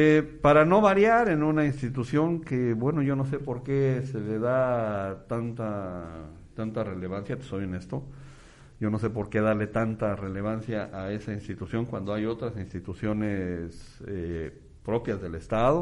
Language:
Spanish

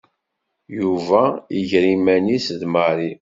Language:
Kabyle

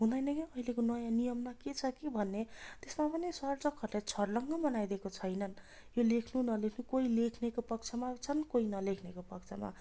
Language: Nepali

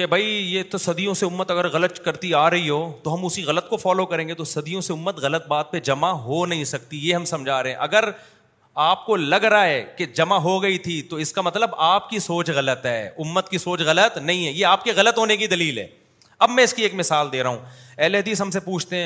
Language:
Urdu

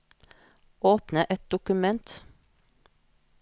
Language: Norwegian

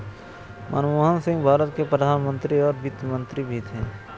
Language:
Hindi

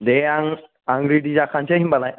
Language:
Bodo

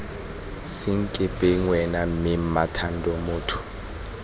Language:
Tswana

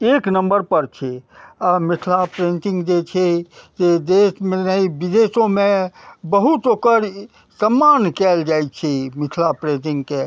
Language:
Maithili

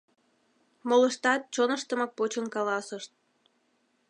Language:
Mari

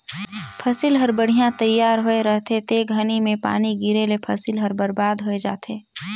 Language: Chhattisgarhi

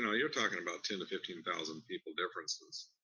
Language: English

